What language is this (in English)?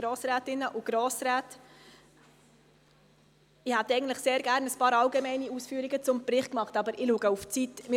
Swiss German